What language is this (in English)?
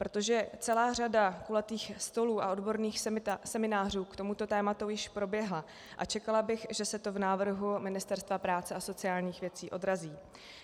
Czech